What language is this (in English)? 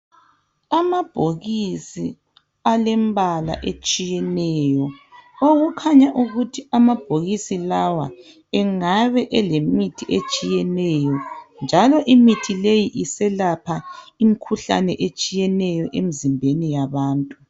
North Ndebele